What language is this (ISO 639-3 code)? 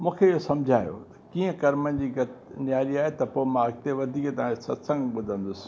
snd